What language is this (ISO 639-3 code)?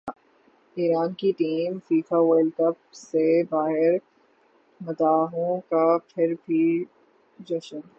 urd